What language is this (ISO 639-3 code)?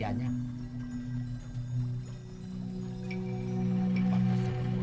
ind